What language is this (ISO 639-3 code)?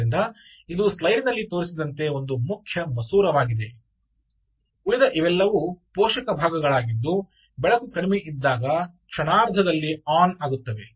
kan